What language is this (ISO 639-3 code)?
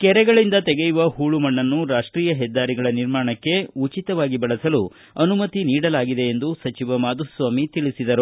kan